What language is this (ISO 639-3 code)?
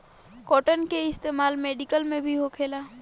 bho